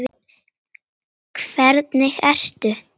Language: Icelandic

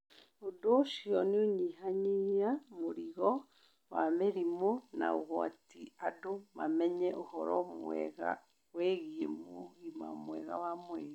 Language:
Kikuyu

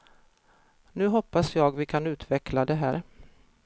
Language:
Swedish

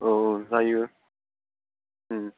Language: Bodo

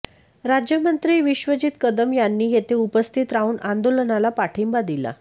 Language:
Marathi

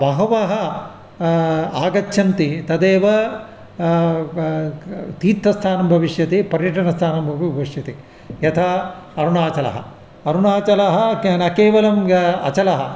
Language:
Sanskrit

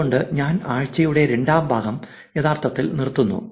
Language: Malayalam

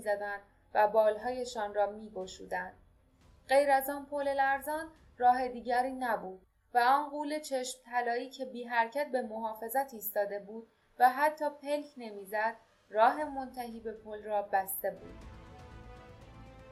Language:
Persian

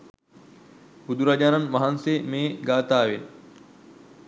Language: Sinhala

